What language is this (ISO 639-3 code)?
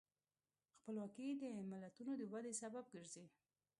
pus